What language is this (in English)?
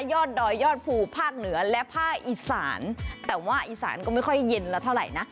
Thai